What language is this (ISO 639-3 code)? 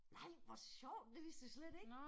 dan